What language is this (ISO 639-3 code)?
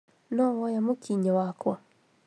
kik